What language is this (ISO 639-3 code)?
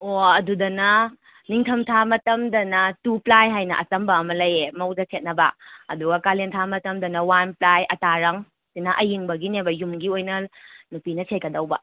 mni